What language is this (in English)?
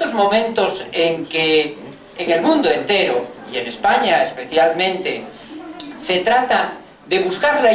Spanish